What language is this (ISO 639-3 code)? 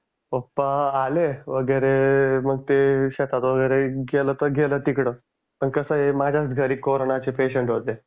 mar